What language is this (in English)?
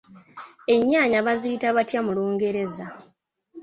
Ganda